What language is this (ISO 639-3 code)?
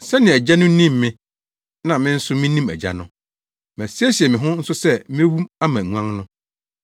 aka